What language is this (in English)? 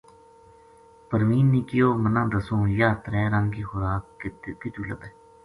Gujari